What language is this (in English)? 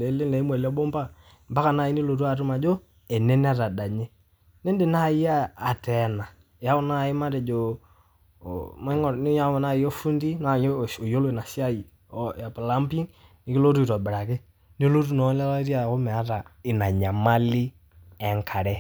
Masai